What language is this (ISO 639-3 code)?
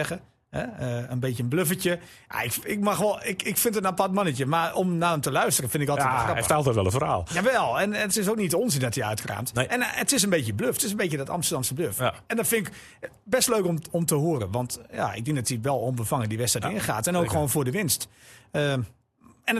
nld